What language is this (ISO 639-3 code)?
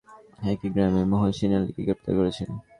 ben